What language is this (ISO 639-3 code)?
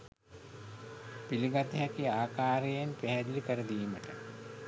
sin